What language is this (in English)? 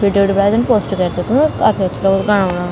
Garhwali